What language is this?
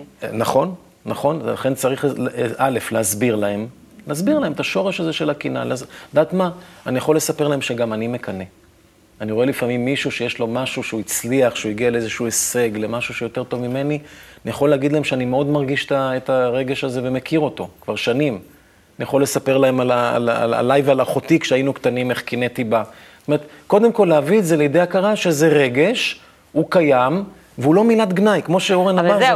Hebrew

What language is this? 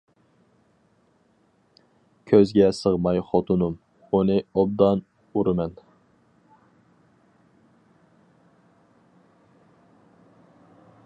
Uyghur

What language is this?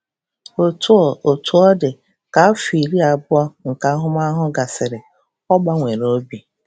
Igbo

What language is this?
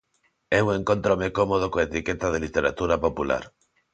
Galician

